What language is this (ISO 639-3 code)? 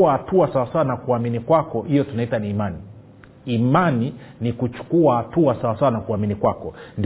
swa